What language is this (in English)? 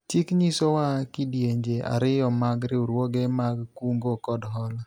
Luo (Kenya and Tanzania)